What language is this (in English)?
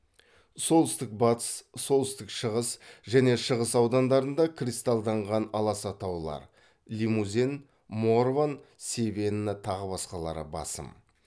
Kazakh